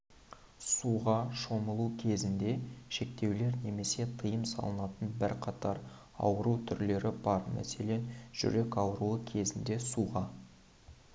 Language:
Kazakh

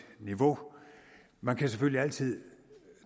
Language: Danish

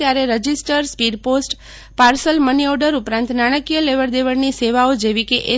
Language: Gujarati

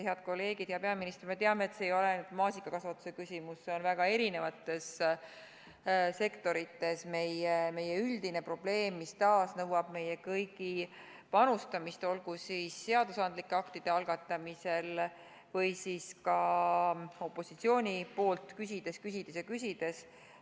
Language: Estonian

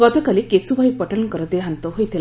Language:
Odia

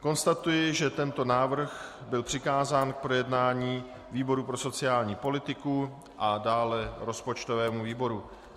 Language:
Czech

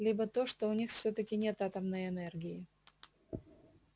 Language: Russian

